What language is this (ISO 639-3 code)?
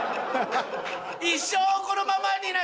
jpn